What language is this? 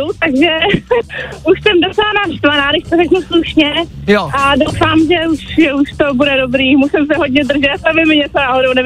Czech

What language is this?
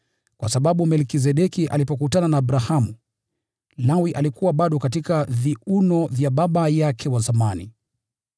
Swahili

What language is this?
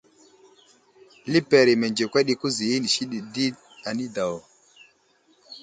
Wuzlam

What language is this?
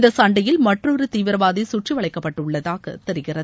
Tamil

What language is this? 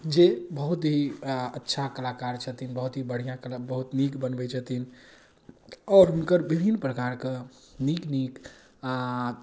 Maithili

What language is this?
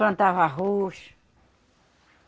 Portuguese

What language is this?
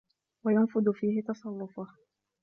Arabic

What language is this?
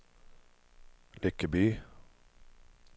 Swedish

